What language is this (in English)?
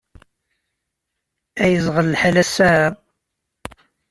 Kabyle